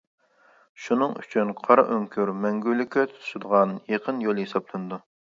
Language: Uyghur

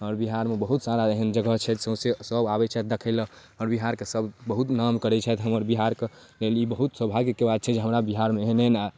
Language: Maithili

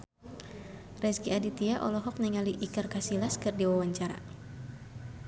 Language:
Sundanese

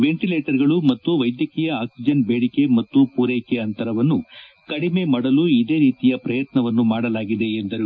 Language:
Kannada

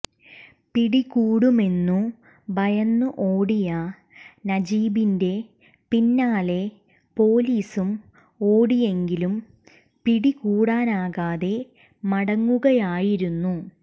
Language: Malayalam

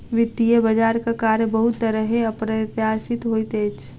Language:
Maithili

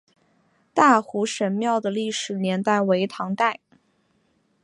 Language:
Chinese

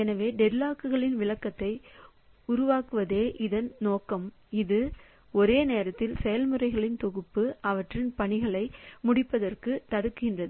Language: Tamil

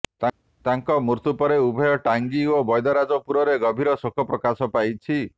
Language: Odia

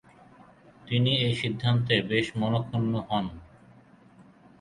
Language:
Bangla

